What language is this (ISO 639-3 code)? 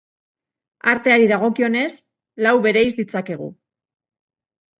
eus